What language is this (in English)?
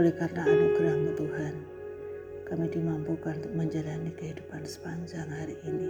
Indonesian